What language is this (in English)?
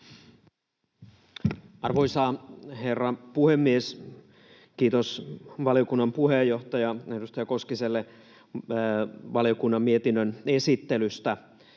Finnish